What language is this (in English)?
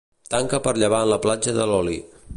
Catalan